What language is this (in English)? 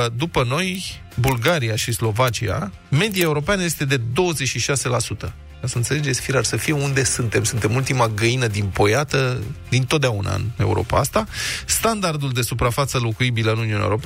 Romanian